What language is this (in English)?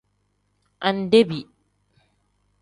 Tem